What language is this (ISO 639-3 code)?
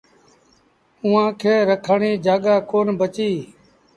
sbn